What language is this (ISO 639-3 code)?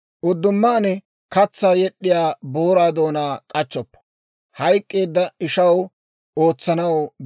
dwr